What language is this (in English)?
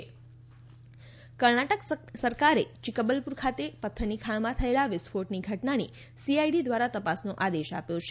Gujarati